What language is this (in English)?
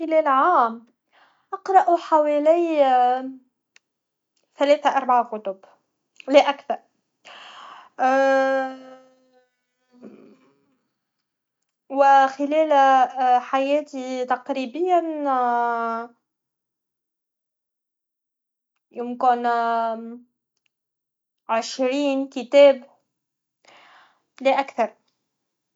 Tunisian Arabic